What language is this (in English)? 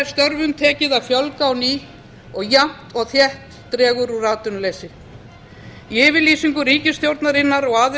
Icelandic